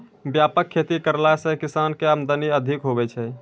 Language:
Maithili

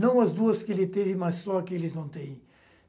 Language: Portuguese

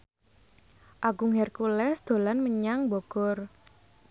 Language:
Javanese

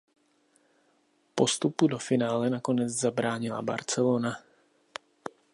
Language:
Czech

